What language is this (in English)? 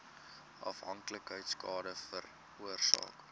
Afrikaans